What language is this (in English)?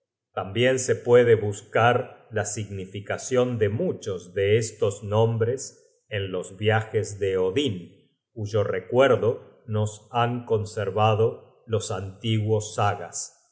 Spanish